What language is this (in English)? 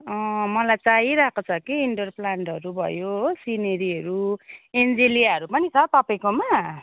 Nepali